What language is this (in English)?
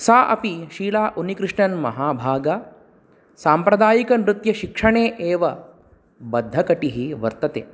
Sanskrit